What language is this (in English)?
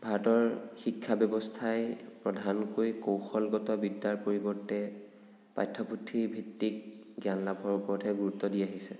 Assamese